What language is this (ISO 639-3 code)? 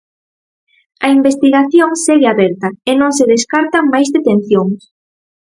glg